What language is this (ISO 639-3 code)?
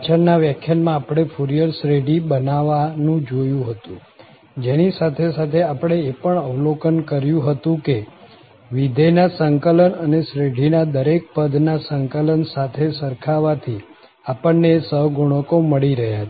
guj